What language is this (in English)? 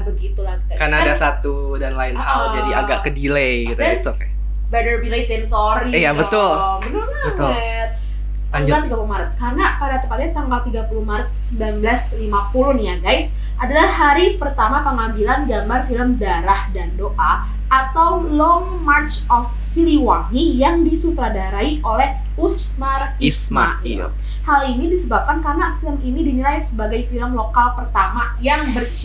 Indonesian